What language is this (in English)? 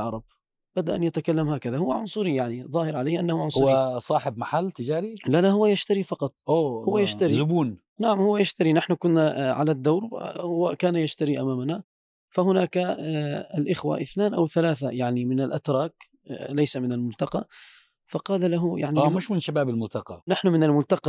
Arabic